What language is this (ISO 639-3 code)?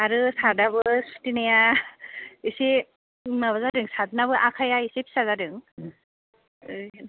brx